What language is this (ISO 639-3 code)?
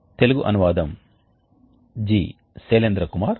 tel